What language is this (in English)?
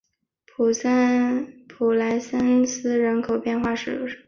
Chinese